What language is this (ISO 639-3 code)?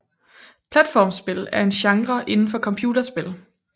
dan